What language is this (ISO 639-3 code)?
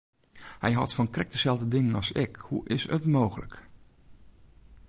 fry